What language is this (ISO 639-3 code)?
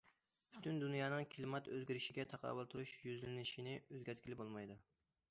uig